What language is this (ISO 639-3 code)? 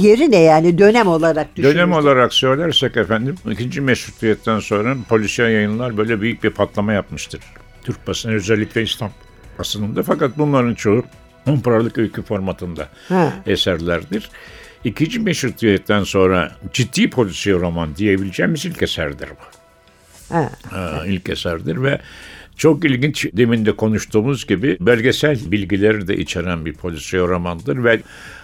tur